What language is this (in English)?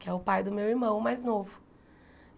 Portuguese